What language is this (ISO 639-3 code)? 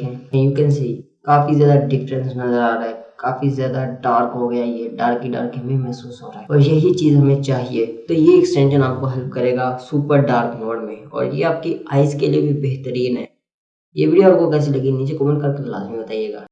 hin